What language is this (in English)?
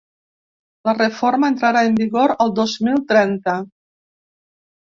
Catalan